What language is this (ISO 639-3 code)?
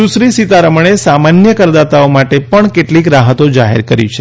guj